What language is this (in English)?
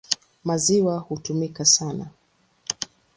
Swahili